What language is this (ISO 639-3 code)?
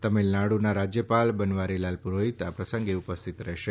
guj